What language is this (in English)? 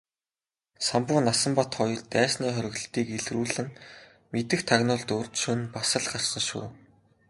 Mongolian